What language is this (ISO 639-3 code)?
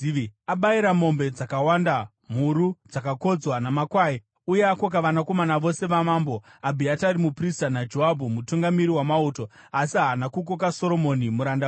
sna